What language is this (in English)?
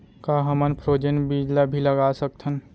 Chhattisgarhi